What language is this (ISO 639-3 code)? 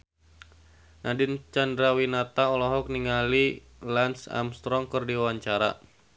sun